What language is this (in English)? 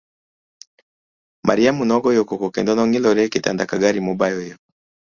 Luo (Kenya and Tanzania)